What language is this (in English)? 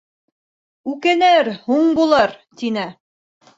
Bashkir